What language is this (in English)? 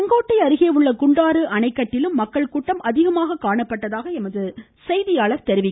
Tamil